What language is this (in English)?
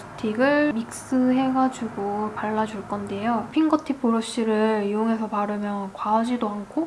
Korean